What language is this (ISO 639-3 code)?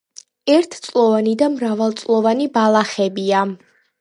kat